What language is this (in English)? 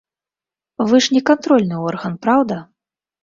Belarusian